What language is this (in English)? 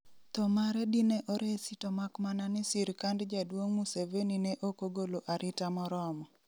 Luo (Kenya and Tanzania)